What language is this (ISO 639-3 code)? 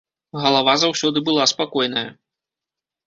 bel